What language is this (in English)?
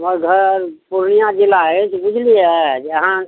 Maithili